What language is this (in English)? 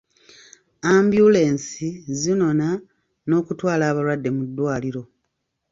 Ganda